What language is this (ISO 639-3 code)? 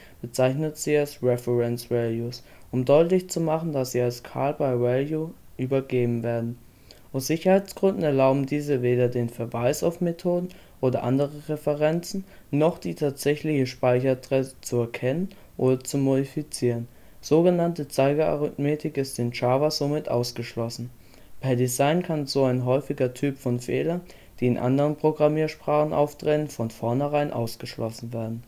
deu